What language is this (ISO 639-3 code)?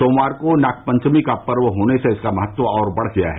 hin